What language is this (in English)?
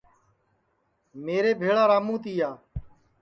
Sansi